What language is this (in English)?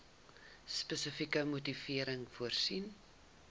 Afrikaans